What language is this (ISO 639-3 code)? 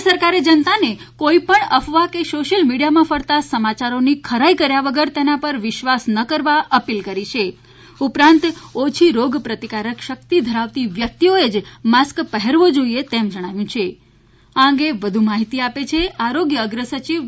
guj